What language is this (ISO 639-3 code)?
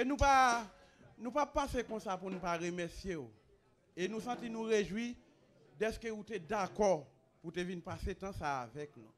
fra